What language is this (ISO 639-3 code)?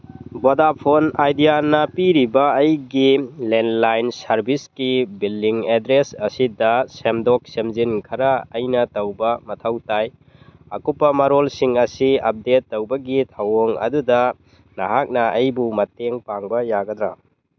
mni